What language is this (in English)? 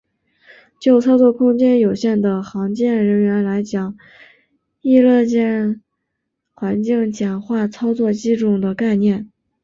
Chinese